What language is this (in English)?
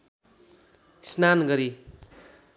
Nepali